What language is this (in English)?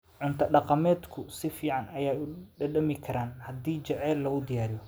Somali